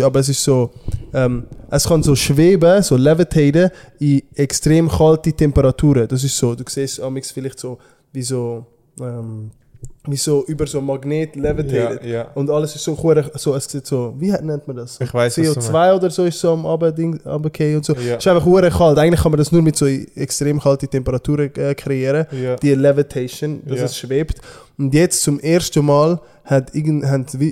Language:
German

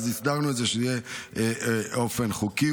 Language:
Hebrew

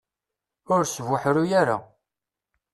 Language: Kabyle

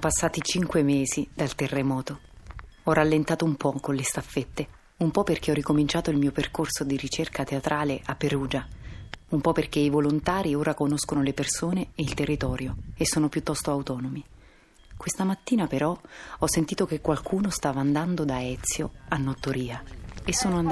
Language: Italian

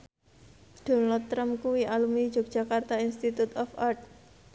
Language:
Javanese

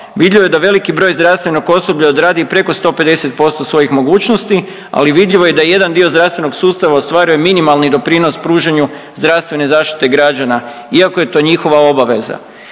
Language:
Croatian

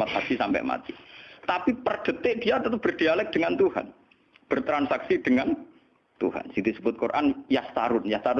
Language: Indonesian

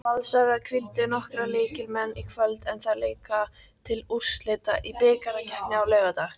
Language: Icelandic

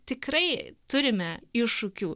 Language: Lithuanian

